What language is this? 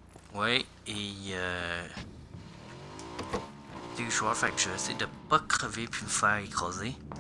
French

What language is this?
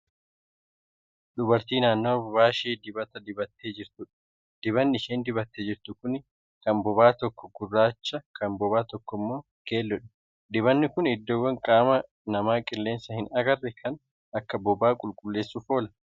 Oromo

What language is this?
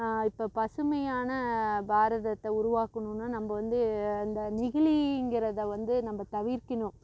Tamil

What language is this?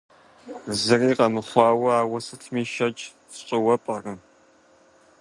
Kabardian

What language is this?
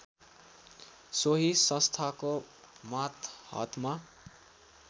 Nepali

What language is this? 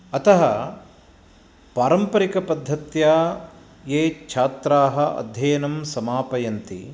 Sanskrit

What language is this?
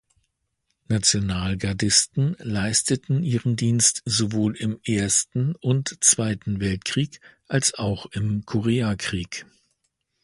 German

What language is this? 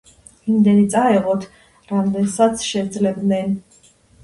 Georgian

